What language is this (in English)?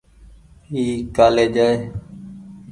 Goaria